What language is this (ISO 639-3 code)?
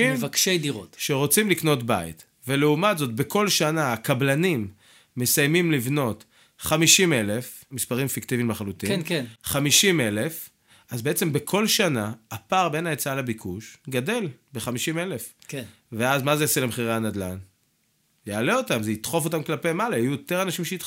heb